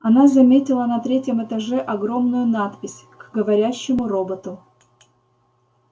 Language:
Russian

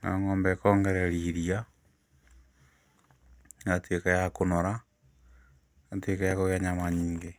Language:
Kikuyu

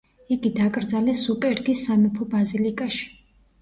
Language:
Georgian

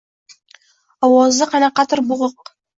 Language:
Uzbek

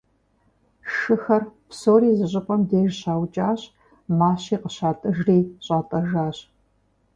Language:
Kabardian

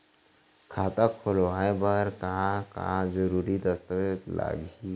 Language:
Chhattisgarhi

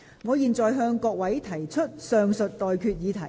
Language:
Cantonese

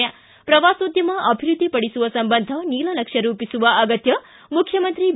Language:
Kannada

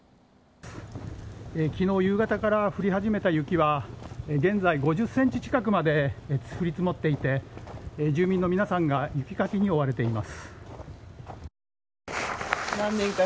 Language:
Japanese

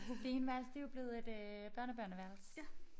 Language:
Danish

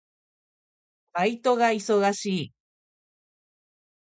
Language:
Japanese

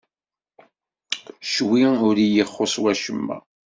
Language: Kabyle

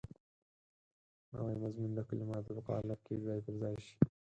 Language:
Pashto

